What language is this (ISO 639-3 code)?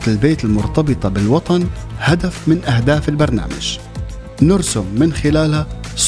ara